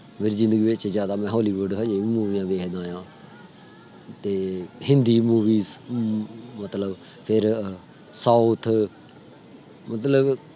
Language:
Punjabi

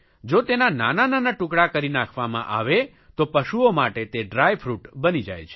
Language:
Gujarati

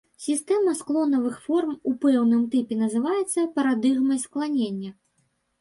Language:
Belarusian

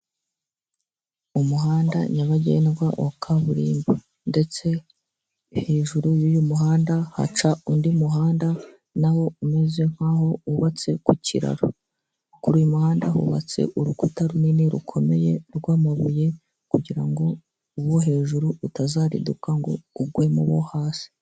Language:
Kinyarwanda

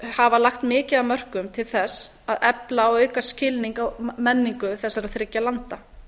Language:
Icelandic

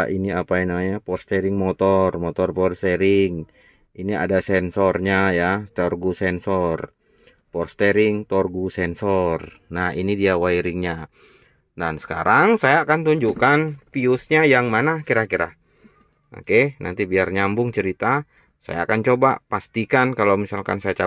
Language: Indonesian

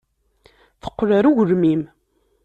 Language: Kabyle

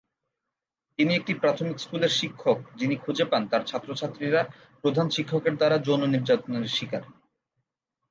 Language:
Bangla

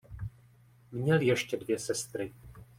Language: Czech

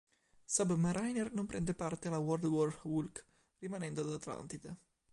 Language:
Italian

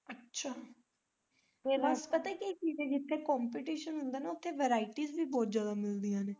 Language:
Punjabi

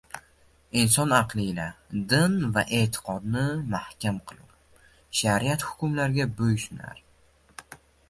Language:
Uzbek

